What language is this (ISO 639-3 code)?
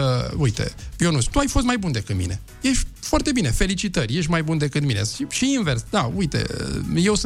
ron